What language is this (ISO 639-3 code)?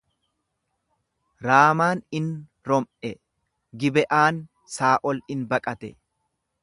orm